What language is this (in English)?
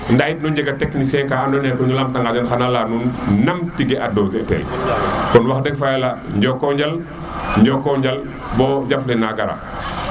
Serer